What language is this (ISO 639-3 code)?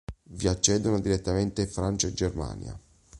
ita